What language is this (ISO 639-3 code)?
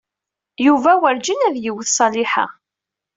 kab